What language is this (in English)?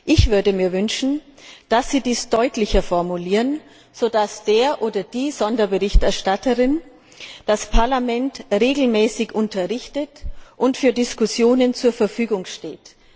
German